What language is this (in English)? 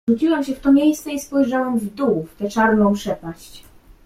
Polish